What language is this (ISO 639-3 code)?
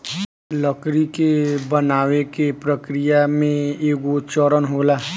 bho